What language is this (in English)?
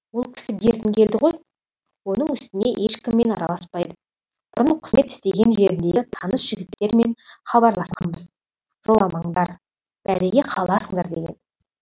Kazakh